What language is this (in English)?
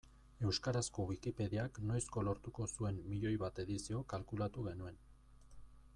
Basque